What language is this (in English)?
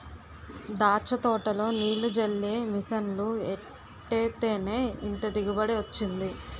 Telugu